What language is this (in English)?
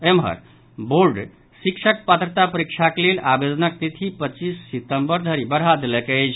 Maithili